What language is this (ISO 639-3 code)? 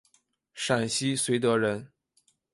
zho